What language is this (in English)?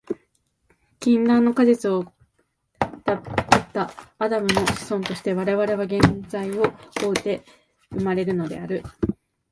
Japanese